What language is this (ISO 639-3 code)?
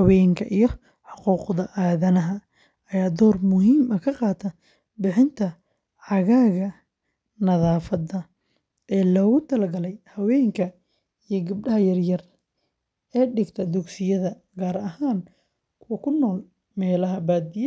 som